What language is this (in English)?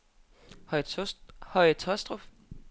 Danish